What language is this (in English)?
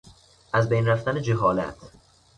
Persian